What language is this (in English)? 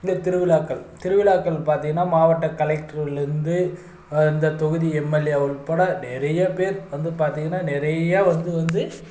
Tamil